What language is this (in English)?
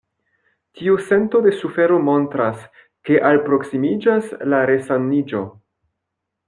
Esperanto